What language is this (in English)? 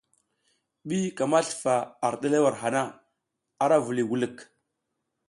South Giziga